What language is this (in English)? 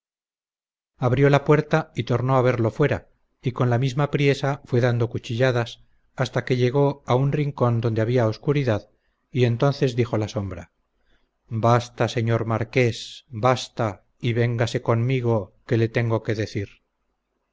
Spanish